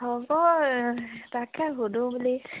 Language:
Assamese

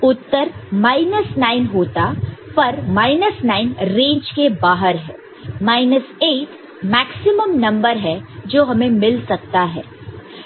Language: Hindi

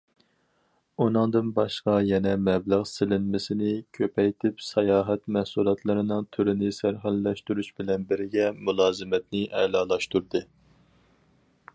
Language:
Uyghur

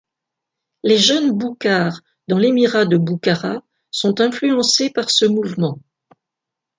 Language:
French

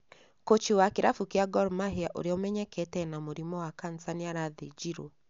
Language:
Kikuyu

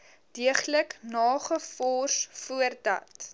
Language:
Afrikaans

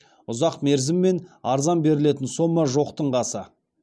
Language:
Kazakh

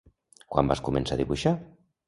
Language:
Catalan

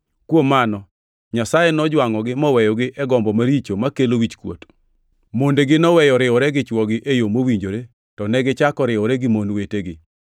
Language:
Luo (Kenya and Tanzania)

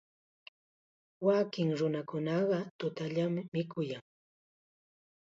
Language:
Chiquián Ancash Quechua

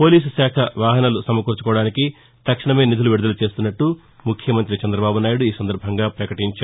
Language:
Telugu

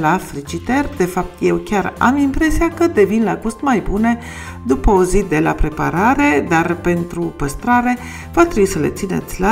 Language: Romanian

